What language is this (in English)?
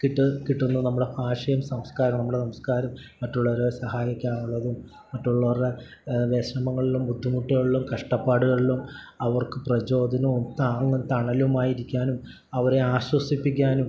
Malayalam